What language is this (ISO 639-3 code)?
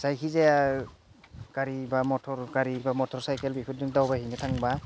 brx